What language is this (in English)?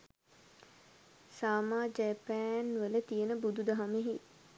Sinhala